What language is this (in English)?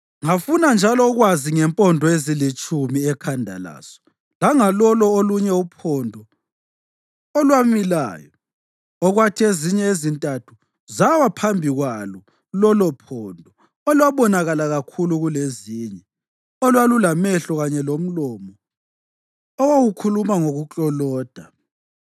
North Ndebele